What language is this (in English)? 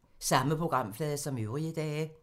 Danish